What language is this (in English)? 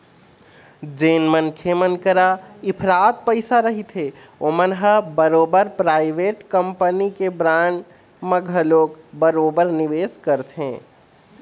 Chhattisgarhi